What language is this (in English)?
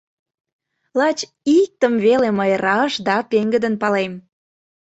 Mari